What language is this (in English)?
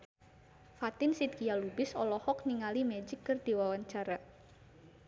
Sundanese